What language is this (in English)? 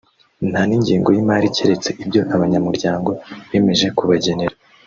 Kinyarwanda